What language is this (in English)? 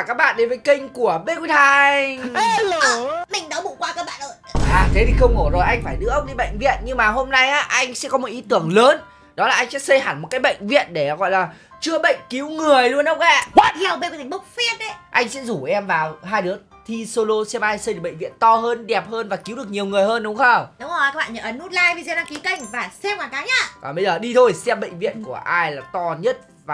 Vietnamese